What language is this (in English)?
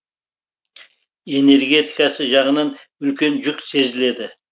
Kazakh